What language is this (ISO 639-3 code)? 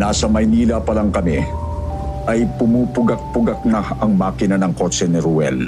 fil